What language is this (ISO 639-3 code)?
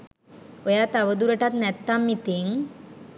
sin